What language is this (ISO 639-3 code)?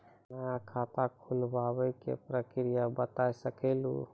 mai